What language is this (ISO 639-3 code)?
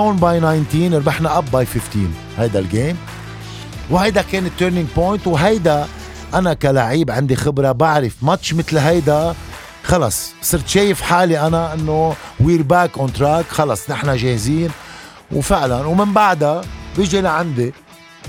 ara